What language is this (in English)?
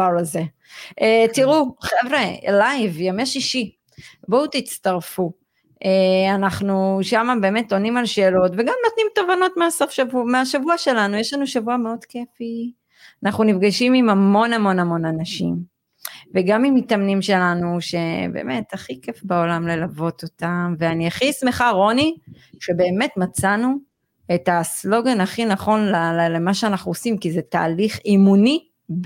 Hebrew